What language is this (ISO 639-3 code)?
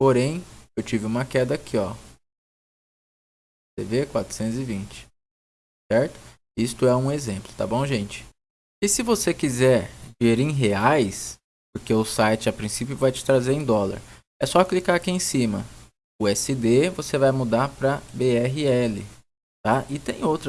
por